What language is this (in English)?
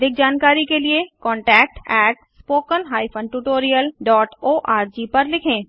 Hindi